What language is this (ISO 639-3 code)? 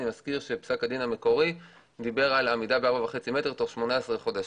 heb